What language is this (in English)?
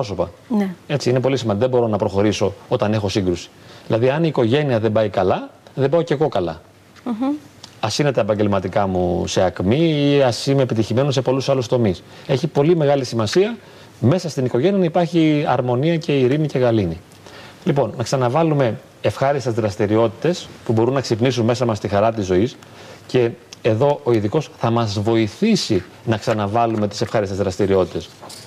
Greek